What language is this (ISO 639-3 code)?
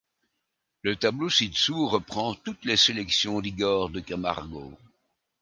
fra